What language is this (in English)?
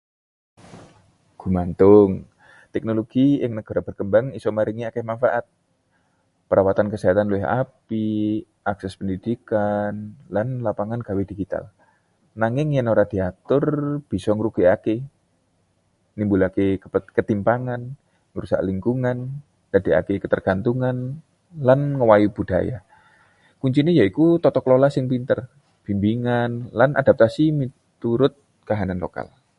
Javanese